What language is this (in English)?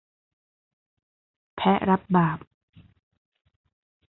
Thai